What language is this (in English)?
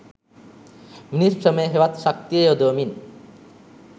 Sinhala